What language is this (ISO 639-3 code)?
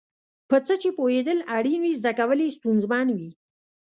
pus